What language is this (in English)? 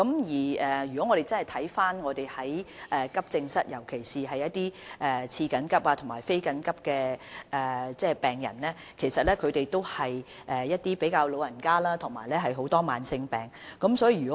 Cantonese